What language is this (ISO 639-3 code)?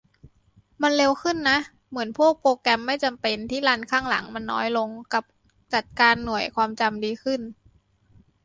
tha